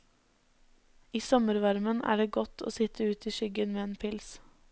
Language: Norwegian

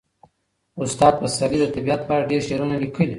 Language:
Pashto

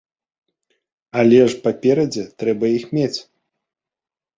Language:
Belarusian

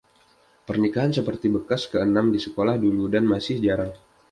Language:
Indonesian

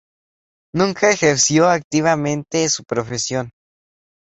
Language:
Spanish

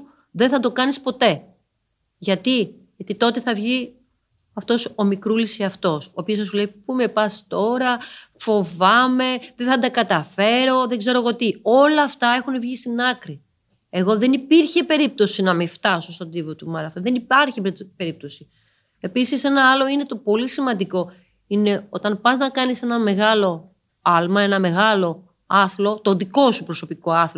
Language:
Greek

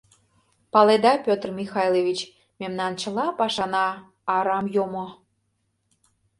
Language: Mari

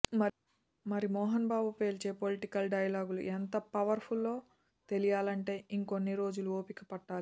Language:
Telugu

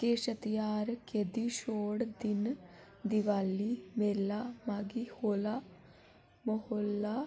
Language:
Dogri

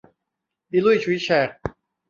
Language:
Thai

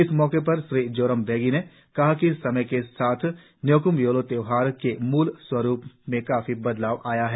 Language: Hindi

